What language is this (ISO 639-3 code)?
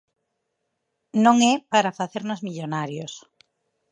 glg